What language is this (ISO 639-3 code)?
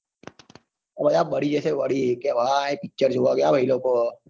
guj